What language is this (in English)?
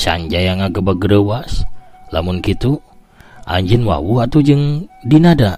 Indonesian